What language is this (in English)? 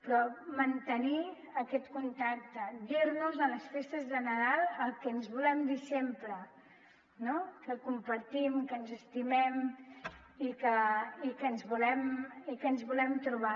Catalan